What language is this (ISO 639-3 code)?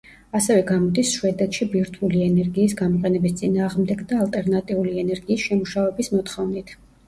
kat